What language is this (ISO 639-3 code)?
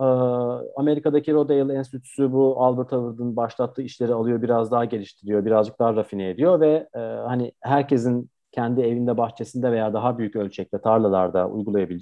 tur